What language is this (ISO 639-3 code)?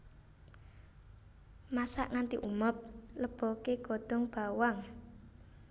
jav